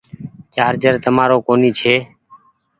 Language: Goaria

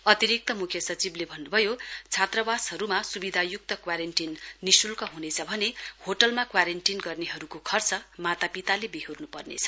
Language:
Nepali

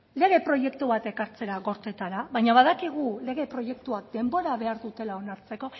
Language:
Basque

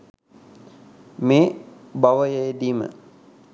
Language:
Sinhala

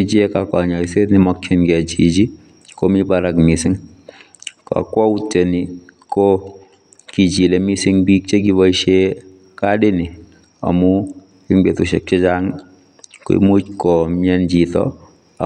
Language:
Kalenjin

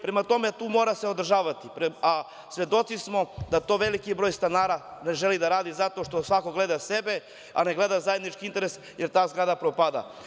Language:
Serbian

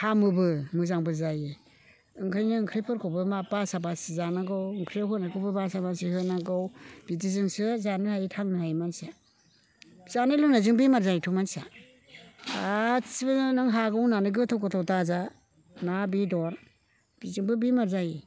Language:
Bodo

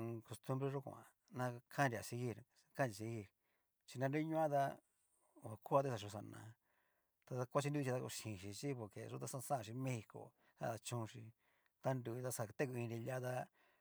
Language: Cacaloxtepec Mixtec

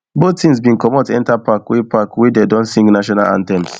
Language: Nigerian Pidgin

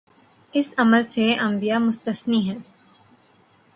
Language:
Urdu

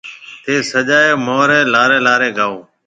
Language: Marwari (Pakistan)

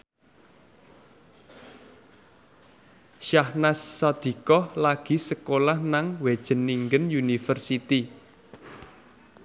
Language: Javanese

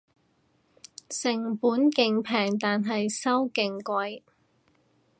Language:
Cantonese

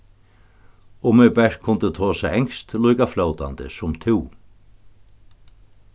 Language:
Faroese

